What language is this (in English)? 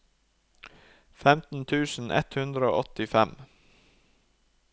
Norwegian